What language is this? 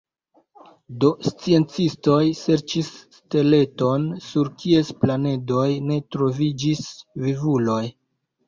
Esperanto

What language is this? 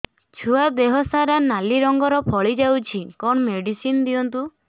Odia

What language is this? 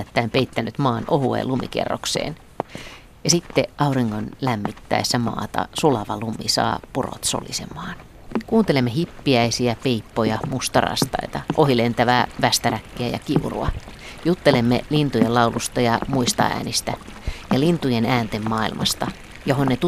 Finnish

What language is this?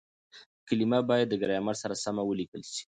Pashto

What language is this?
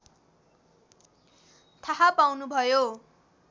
Nepali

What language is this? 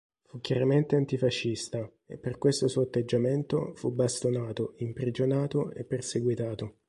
Italian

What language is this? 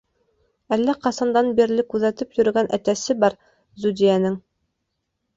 Bashkir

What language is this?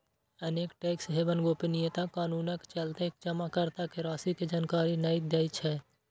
Maithili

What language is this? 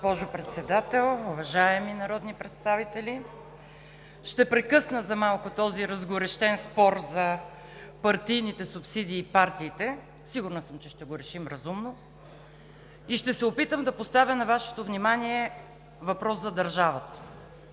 Bulgarian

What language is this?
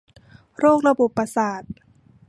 Thai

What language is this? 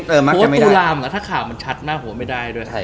Thai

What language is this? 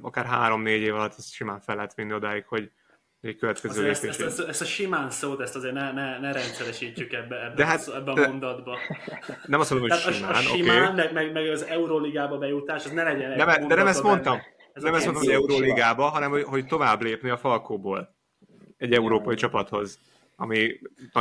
Hungarian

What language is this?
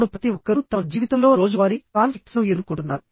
Telugu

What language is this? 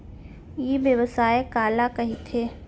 Chhattisgarhi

